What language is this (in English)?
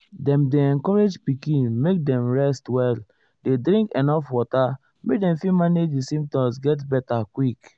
Nigerian Pidgin